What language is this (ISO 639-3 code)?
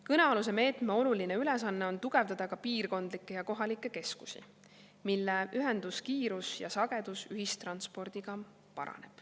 est